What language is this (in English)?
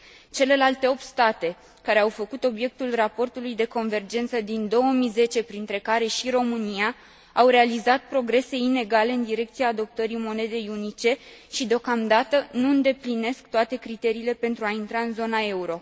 Romanian